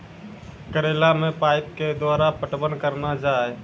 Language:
Maithili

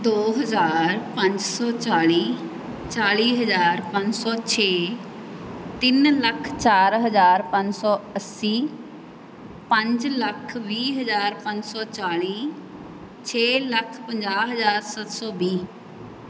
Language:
Punjabi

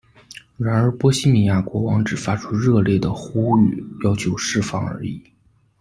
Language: Chinese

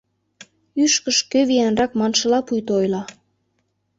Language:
Mari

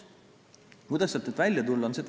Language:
Estonian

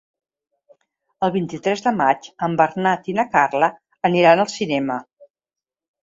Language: Catalan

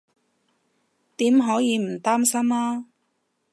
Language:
Cantonese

